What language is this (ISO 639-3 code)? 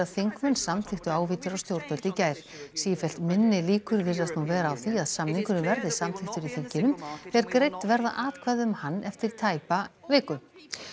isl